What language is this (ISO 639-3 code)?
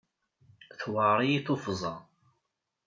kab